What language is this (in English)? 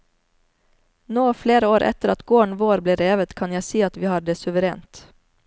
Norwegian